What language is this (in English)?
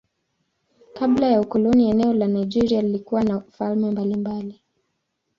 Swahili